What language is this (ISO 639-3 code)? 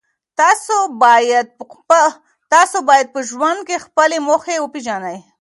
pus